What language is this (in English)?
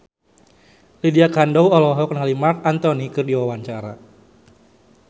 Sundanese